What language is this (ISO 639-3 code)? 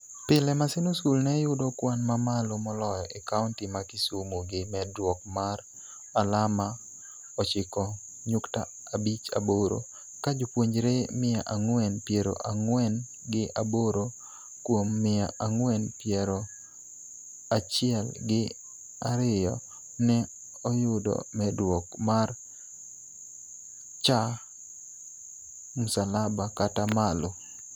luo